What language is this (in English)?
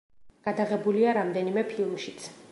Georgian